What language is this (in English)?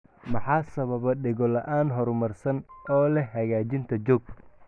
Somali